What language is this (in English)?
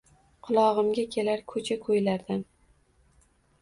Uzbek